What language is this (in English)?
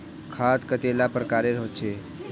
Magahi